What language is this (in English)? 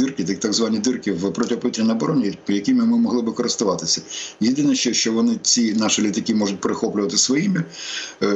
Ukrainian